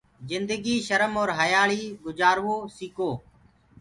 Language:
Gurgula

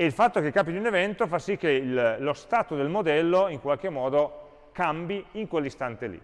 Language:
Italian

